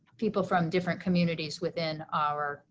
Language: English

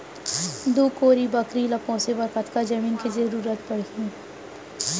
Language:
Chhattisgarhi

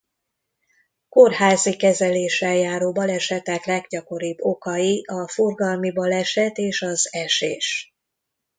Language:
Hungarian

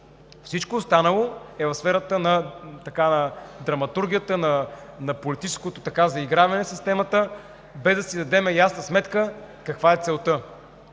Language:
Bulgarian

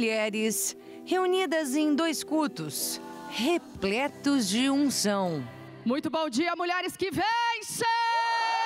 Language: Portuguese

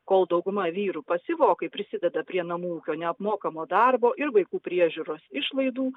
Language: Lithuanian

